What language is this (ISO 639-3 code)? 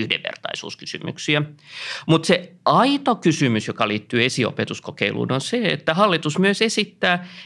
fin